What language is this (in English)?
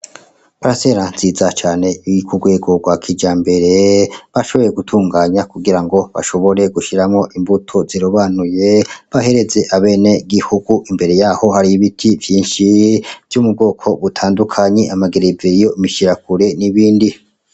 Rundi